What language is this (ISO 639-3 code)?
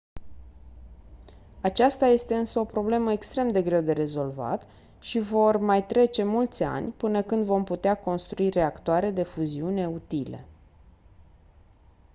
ron